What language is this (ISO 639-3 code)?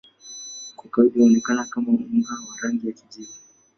swa